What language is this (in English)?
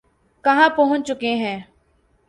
Urdu